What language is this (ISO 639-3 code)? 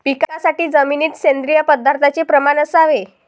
mar